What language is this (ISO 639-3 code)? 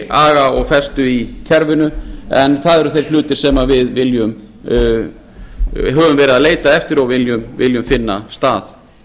isl